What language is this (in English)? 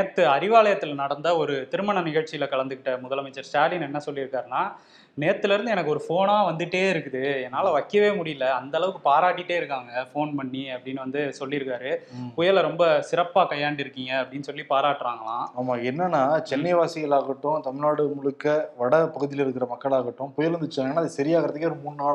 Tamil